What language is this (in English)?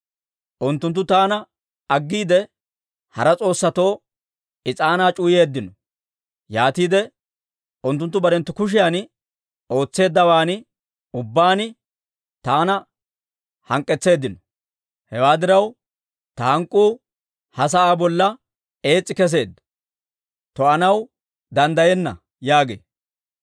Dawro